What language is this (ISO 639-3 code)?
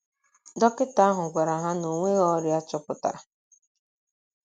ibo